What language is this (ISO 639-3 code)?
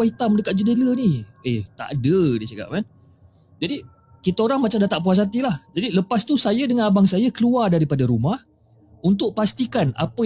msa